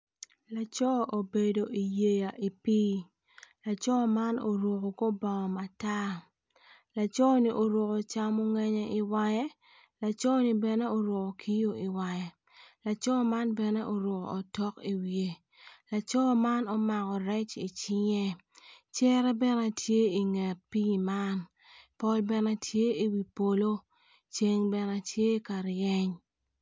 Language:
Acoli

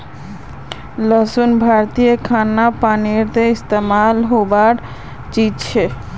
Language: Magahi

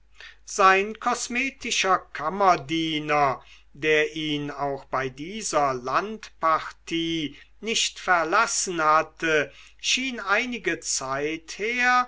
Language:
German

